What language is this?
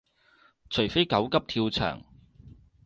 Cantonese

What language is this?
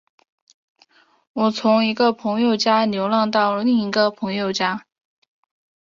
Chinese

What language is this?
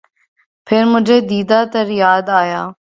Urdu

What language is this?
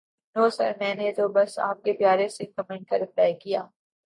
Urdu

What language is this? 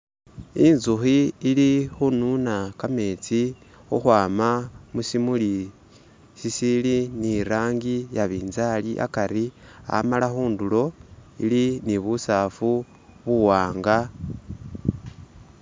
Masaaba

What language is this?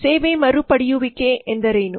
Kannada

